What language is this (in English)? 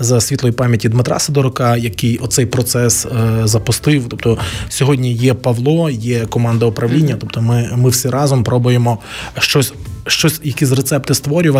Ukrainian